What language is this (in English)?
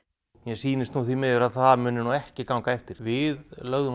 Icelandic